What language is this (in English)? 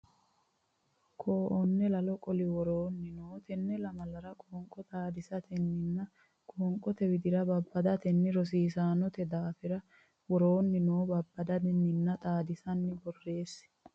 Sidamo